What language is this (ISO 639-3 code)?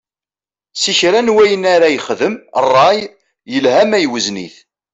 kab